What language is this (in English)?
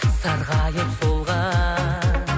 Kazakh